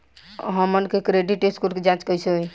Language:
Bhojpuri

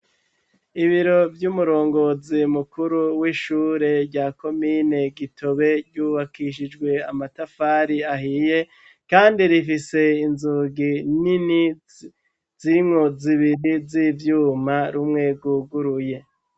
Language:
Rundi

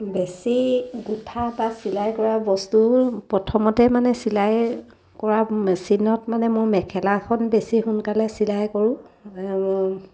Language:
Assamese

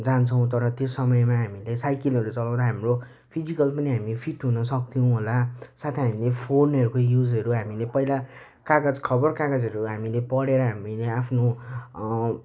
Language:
Nepali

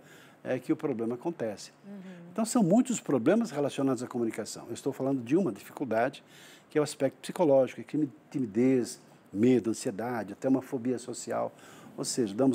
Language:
Portuguese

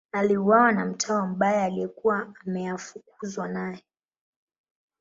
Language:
Swahili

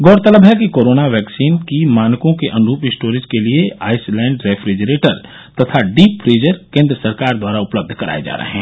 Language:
Hindi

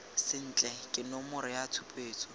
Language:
Tswana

